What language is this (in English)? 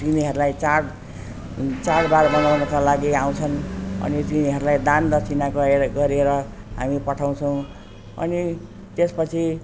Nepali